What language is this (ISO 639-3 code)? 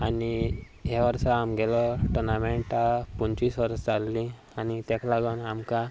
kok